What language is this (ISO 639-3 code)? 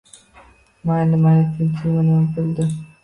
uzb